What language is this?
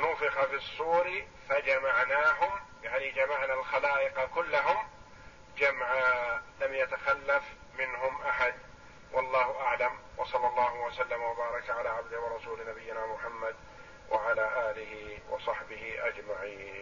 Arabic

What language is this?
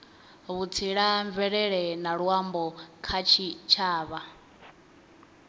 Venda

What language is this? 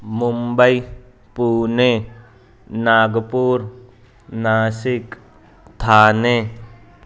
Urdu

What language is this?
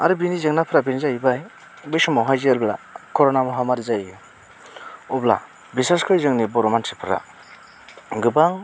Bodo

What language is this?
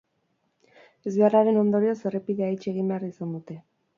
Basque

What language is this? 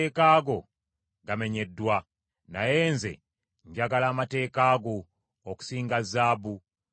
Ganda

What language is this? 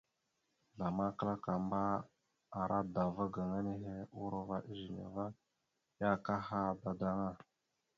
Mada (Cameroon)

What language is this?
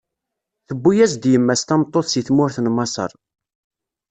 Kabyle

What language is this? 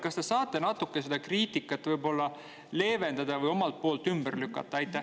Estonian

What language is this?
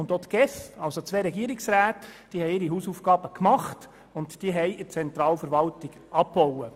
Swiss German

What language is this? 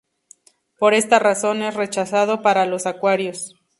Spanish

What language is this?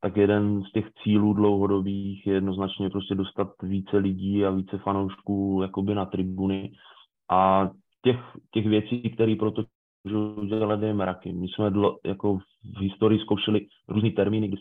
Czech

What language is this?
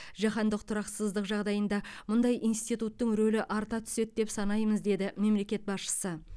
Kazakh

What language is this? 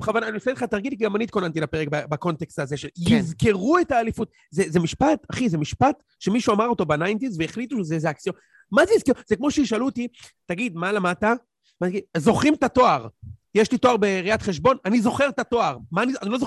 Hebrew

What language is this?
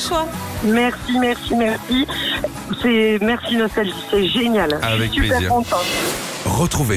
French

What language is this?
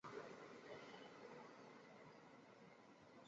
Chinese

